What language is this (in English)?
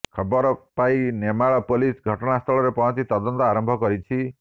Odia